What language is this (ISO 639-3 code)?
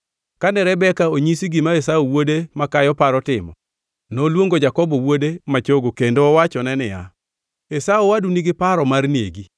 luo